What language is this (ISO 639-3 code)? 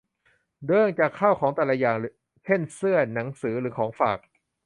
tha